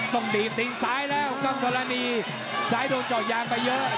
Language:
Thai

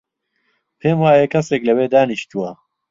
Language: Central Kurdish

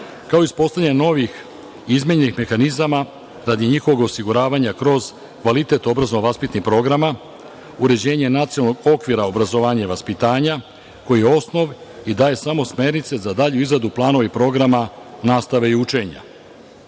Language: Serbian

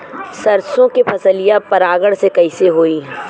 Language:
Bhojpuri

